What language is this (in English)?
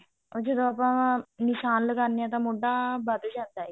Punjabi